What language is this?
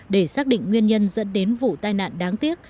Vietnamese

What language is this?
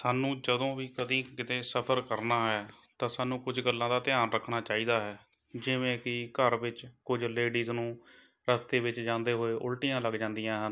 Punjabi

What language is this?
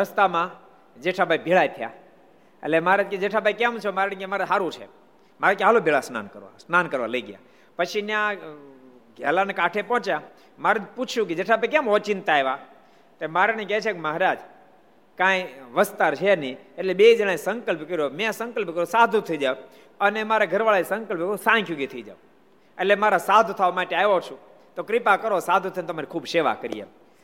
Gujarati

